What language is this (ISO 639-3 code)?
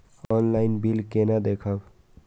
mai